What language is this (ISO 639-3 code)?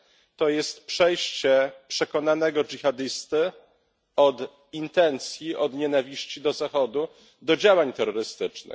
pol